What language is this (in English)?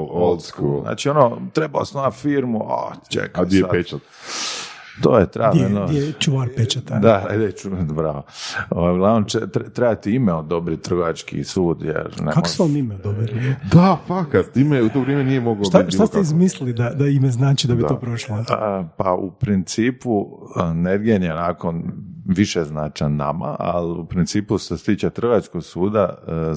Croatian